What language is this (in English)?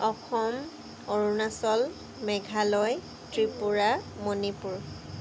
Assamese